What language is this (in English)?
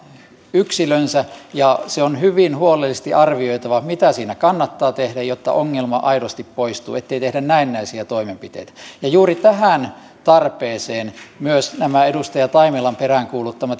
Finnish